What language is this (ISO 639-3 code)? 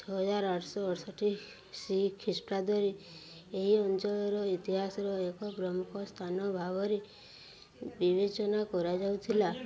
ori